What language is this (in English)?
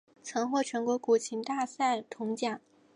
Chinese